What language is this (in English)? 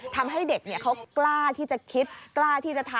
Thai